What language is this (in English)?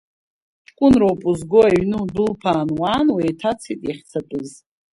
Abkhazian